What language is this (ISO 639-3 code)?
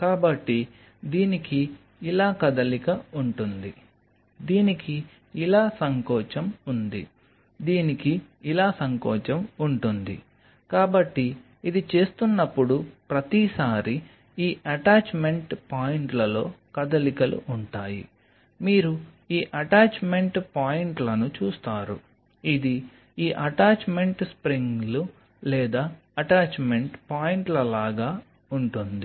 tel